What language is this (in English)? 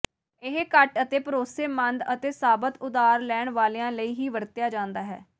Punjabi